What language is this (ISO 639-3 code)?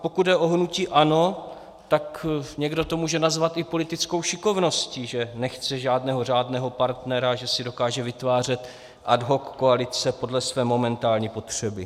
ces